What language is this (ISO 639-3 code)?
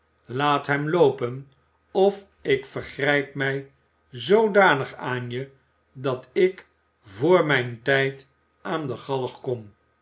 nld